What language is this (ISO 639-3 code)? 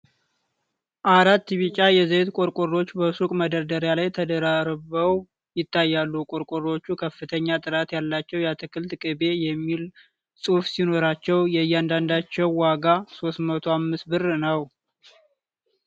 amh